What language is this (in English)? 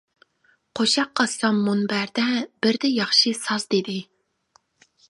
Uyghur